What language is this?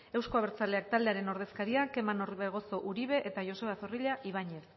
Basque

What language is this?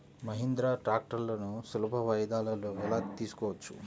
Telugu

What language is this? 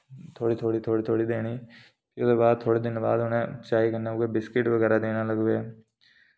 Dogri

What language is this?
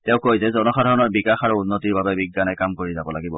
Assamese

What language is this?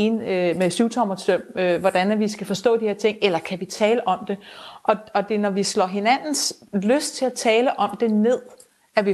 Danish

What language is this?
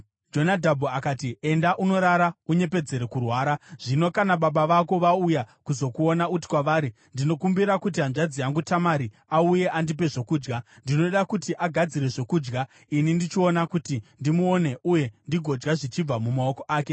Shona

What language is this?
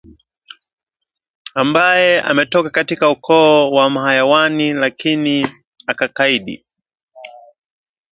Swahili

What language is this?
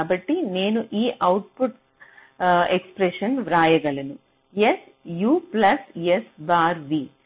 Telugu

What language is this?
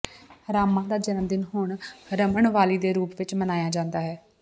Punjabi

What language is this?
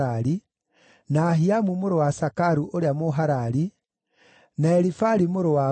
Kikuyu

